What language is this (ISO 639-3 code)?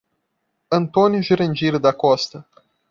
por